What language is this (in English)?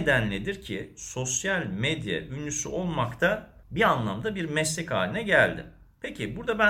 Turkish